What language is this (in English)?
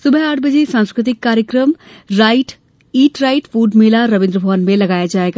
Hindi